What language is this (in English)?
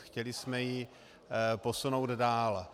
Czech